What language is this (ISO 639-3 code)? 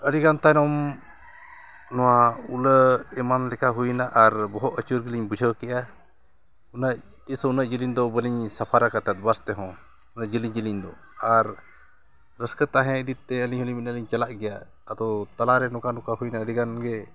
sat